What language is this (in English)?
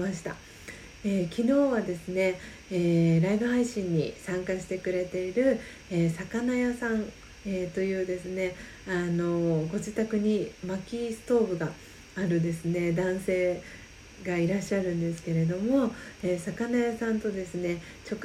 Japanese